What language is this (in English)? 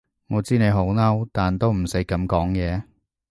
Cantonese